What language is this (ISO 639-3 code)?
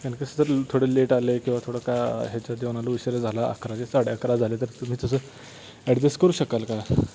mar